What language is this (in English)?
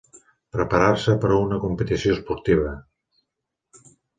Catalan